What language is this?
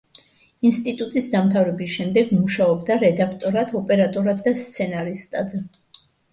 Georgian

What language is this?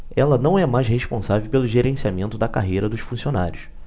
Portuguese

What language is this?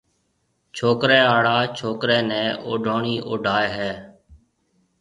Marwari (Pakistan)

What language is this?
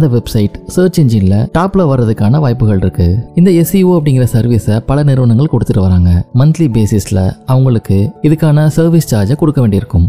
Tamil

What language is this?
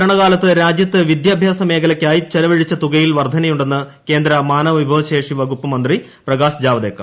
Malayalam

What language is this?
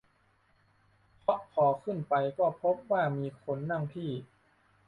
Thai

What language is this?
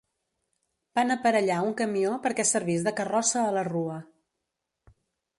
Catalan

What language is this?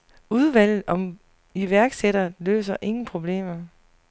Danish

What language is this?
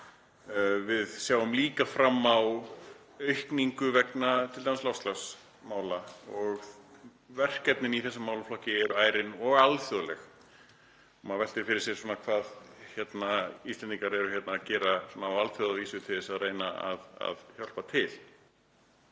Icelandic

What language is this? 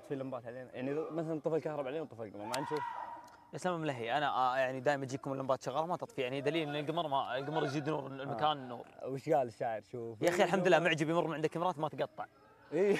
Arabic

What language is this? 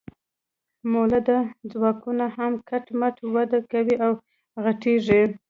Pashto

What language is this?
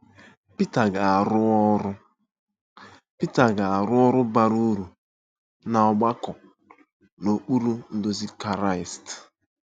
Igbo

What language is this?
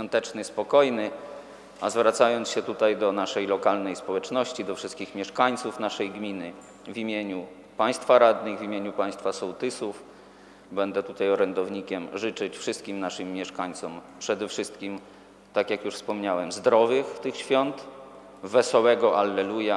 Polish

